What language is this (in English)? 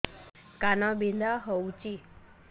Odia